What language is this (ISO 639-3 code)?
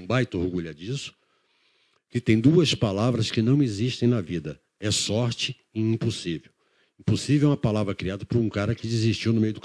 por